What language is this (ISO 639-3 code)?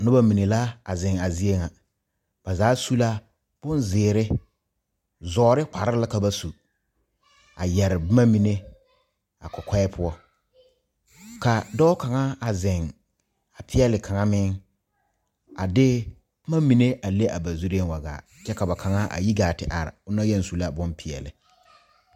dga